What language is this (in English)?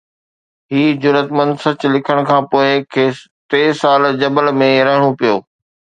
Sindhi